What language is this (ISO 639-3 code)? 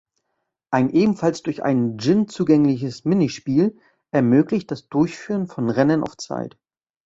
deu